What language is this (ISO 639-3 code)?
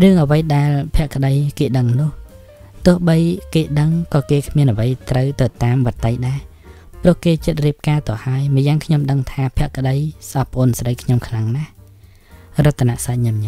tha